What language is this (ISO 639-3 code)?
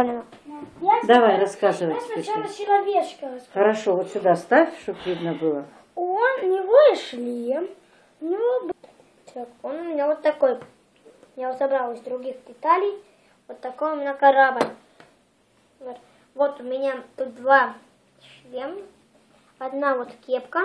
rus